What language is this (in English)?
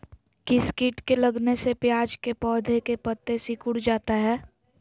Magahi